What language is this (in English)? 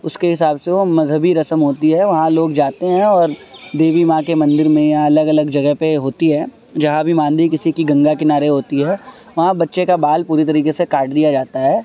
Urdu